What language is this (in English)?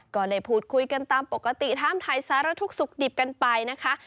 Thai